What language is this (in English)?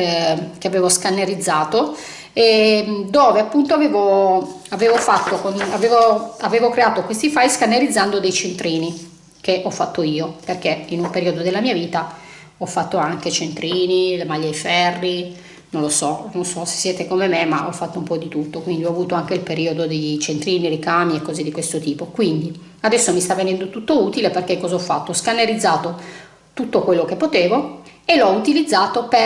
Italian